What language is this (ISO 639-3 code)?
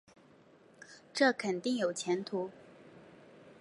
zho